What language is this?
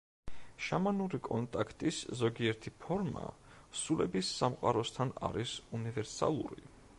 Georgian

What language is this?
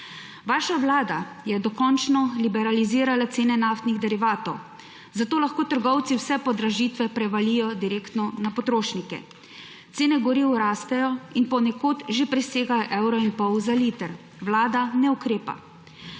Slovenian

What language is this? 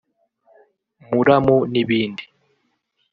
Kinyarwanda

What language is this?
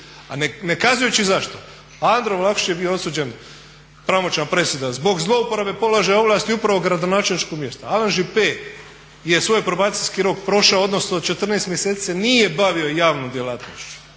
Croatian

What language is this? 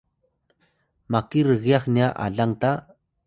Atayal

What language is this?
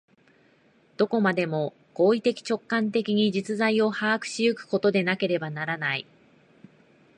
Japanese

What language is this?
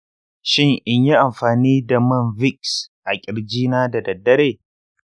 Hausa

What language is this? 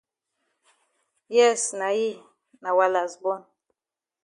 Cameroon Pidgin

